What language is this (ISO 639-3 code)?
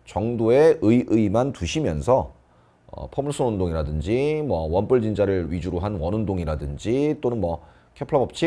kor